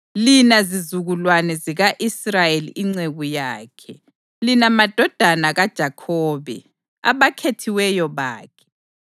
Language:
North Ndebele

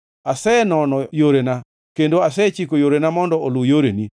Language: Luo (Kenya and Tanzania)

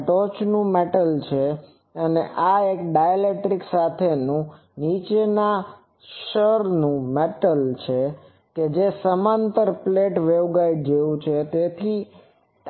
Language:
Gujarati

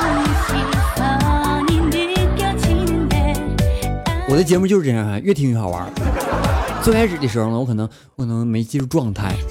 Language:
Chinese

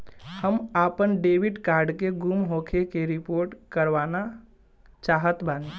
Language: Bhojpuri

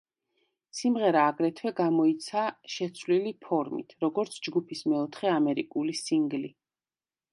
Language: Georgian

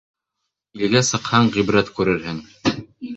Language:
Bashkir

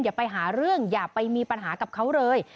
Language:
Thai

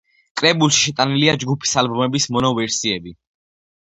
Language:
Georgian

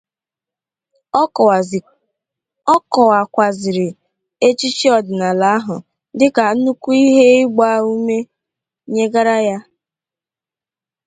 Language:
Igbo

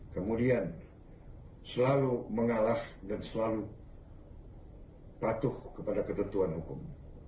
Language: Indonesian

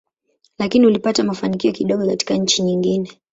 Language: Swahili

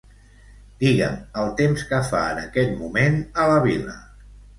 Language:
Catalan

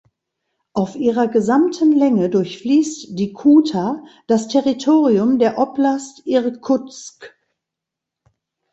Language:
German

